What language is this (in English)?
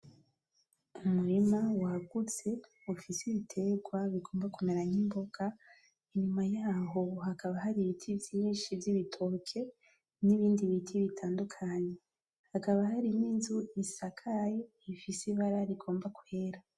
Rundi